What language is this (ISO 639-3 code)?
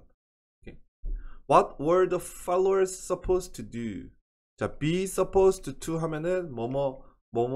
kor